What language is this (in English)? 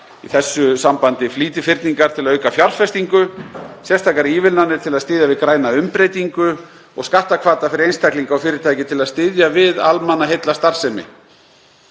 Icelandic